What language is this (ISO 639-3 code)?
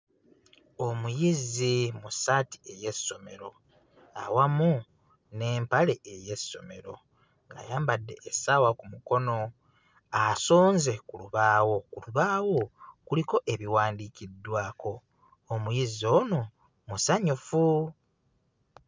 lug